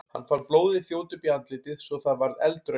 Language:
Icelandic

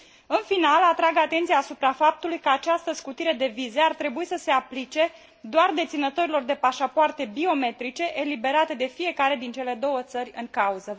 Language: Romanian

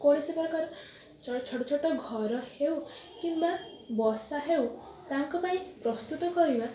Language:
Odia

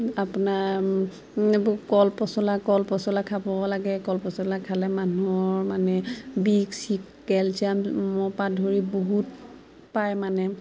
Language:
Assamese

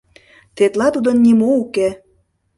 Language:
Mari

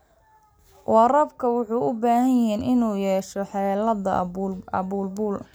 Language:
Somali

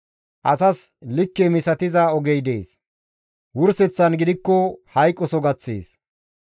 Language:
Gamo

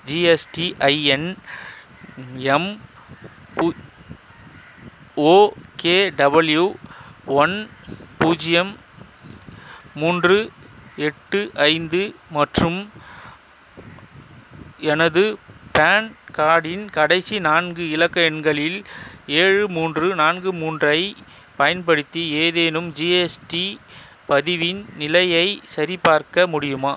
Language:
Tamil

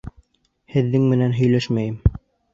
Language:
Bashkir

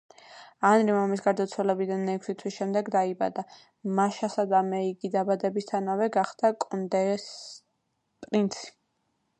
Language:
Georgian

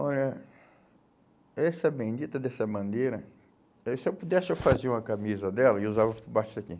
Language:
Portuguese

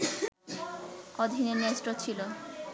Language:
Bangla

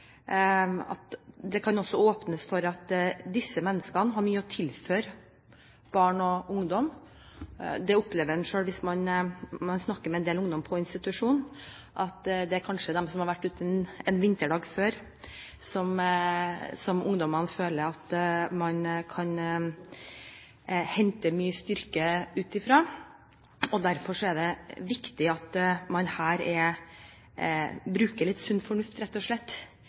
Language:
Norwegian Bokmål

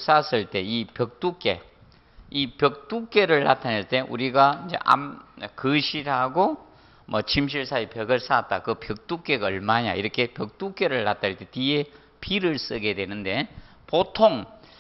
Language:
Korean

